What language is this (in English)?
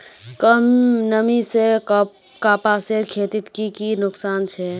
Magahi